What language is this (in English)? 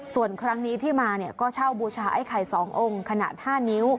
Thai